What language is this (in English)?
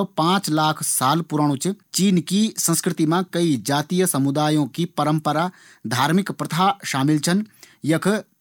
Garhwali